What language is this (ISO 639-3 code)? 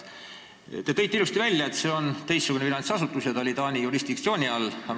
est